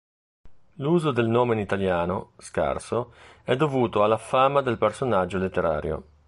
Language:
Italian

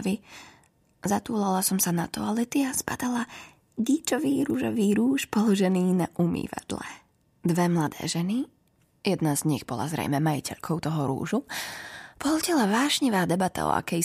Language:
Slovak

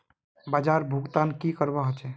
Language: Magahi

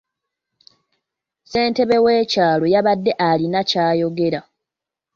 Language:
Ganda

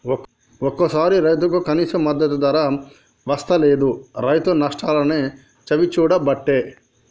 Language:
Telugu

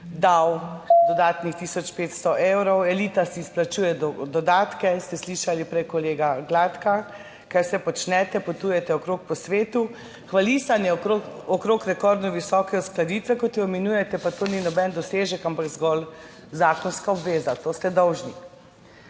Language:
Slovenian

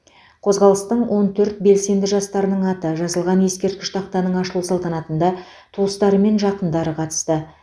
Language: Kazakh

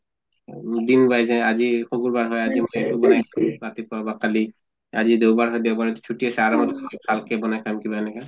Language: Assamese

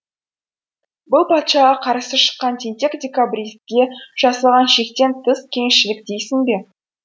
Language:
Kazakh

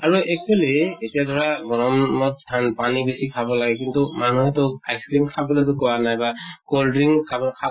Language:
Assamese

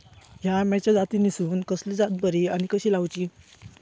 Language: Marathi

